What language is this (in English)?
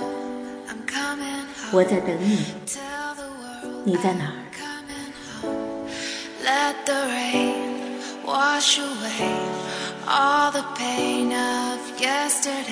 Chinese